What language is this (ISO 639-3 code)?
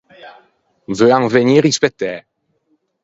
lij